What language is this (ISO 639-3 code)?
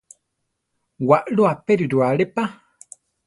tar